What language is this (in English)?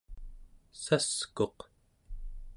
Central Yupik